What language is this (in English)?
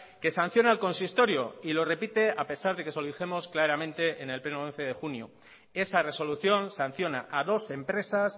Spanish